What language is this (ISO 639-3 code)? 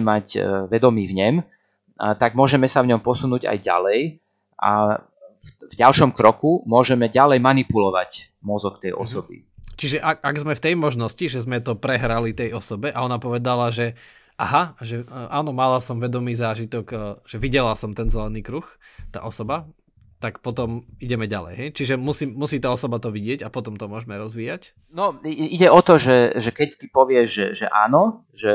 slk